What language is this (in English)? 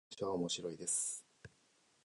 Japanese